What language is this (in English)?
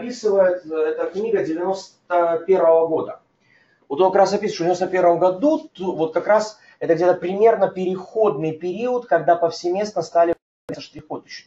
Russian